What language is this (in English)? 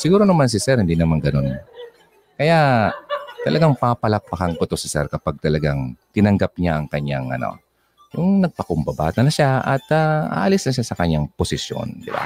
Filipino